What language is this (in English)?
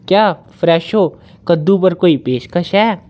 Dogri